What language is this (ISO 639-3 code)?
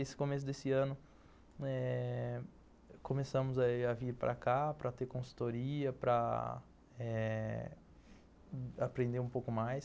por